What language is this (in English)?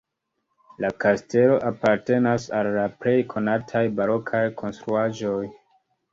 Esperanto